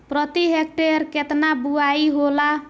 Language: Bhojpuri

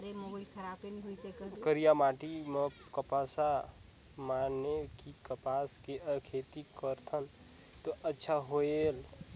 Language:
Chhattisgarhi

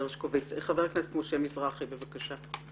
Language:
Hebrew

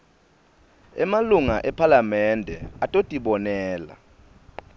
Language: Swati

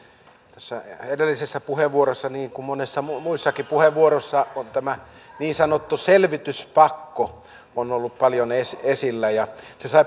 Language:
Finnish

